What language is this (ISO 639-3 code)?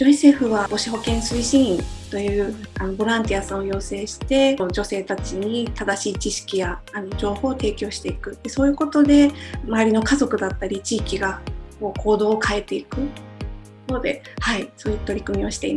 jpn